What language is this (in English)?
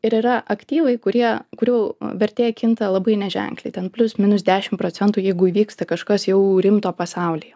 Lithuanian